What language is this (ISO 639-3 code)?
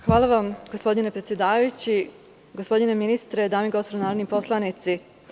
srp